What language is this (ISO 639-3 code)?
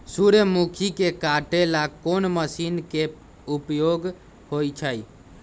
mag